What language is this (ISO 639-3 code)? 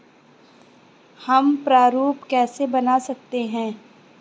hin